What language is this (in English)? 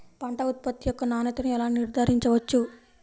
Telugu